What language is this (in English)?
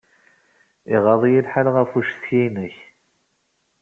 Kabyle